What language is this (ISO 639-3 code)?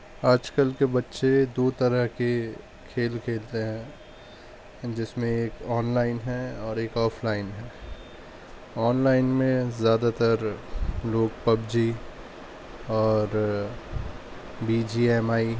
urd